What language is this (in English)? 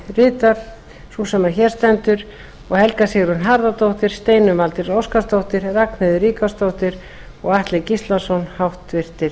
Icelandic